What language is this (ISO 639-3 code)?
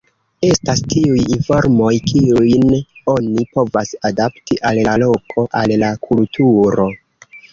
epo